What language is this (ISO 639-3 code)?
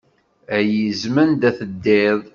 kab